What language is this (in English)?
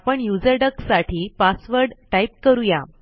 Marathi